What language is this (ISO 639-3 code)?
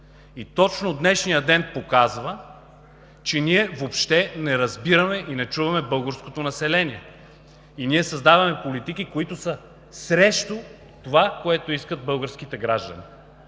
bul